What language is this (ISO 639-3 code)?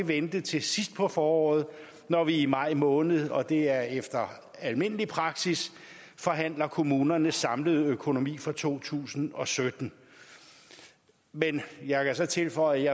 dan